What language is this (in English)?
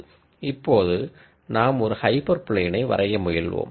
Tamil